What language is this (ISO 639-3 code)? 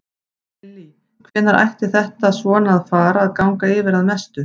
isl